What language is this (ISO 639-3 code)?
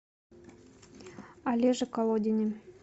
rus